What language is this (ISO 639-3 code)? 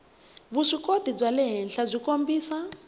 tso